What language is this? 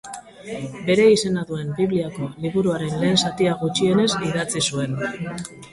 Basque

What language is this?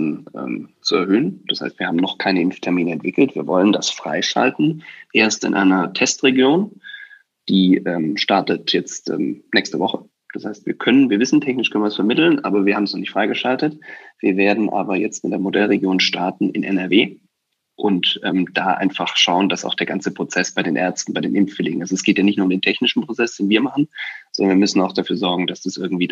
German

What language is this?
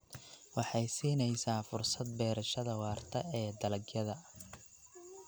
Somali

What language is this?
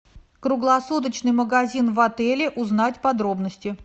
Russian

